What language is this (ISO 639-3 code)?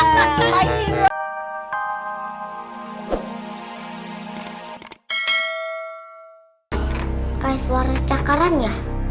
ind